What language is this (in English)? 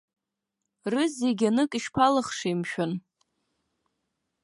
Abkhazian